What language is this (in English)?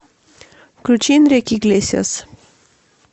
Russian